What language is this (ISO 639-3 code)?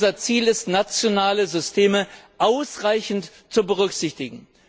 deu